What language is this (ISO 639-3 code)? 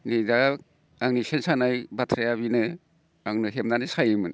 brx